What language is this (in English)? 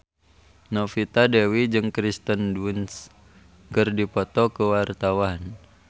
Sundanese